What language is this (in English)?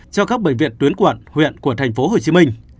Vietnamese